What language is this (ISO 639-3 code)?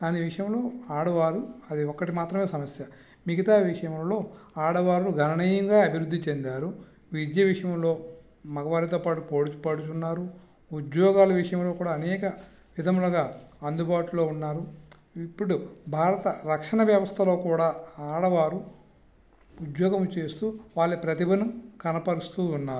tel